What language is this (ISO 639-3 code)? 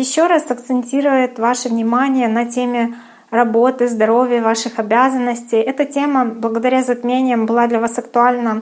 rus